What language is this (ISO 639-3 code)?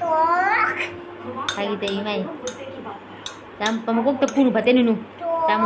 tha